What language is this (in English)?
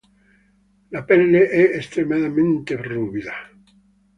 Italian